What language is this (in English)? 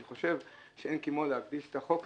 Hebrew